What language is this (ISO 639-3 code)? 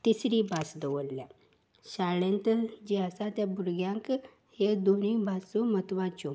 kok